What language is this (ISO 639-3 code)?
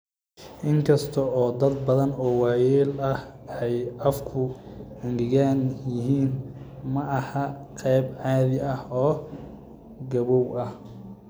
som